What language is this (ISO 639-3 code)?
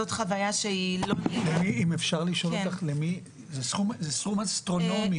heb